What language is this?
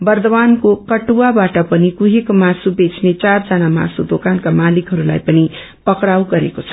Nepali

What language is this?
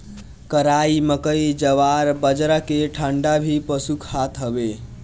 Bhojpuri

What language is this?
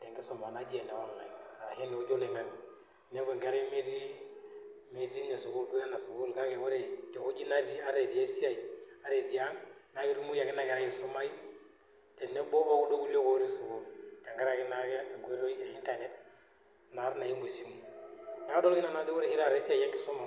Masai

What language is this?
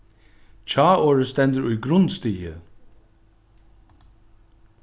Faroese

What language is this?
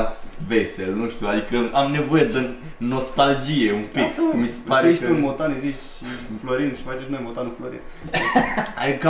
Romanian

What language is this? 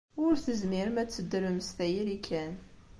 Kabyle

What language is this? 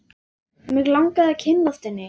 Icelandic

